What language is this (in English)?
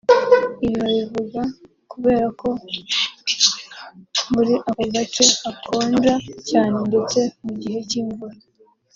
Kinyarwanda